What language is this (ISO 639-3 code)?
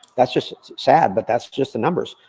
eng